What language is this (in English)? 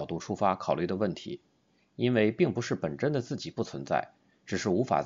Chinese